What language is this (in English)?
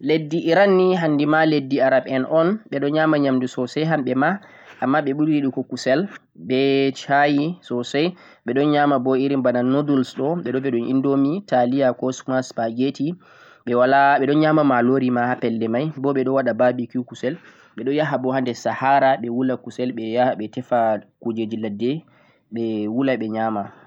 Central-Eastern Niger Fulfulde